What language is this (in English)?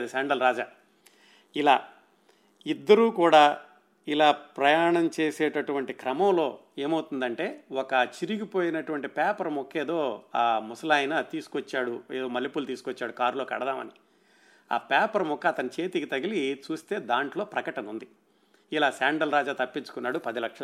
Telugu